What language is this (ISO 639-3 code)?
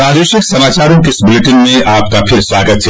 hin